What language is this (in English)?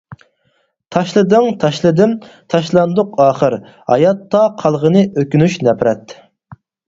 Uyghur